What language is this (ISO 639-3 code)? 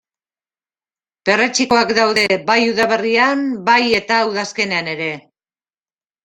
eus